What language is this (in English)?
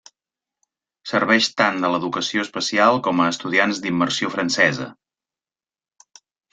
Catalan